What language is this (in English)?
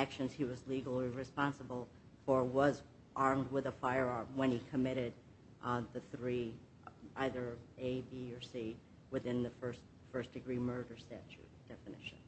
English